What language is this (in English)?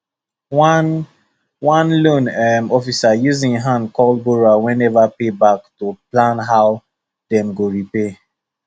Nigerian Pidgin